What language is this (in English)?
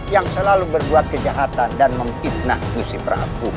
Indonesian